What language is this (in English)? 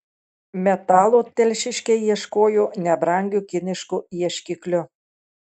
Lithuanian